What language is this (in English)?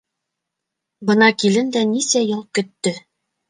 Bashkir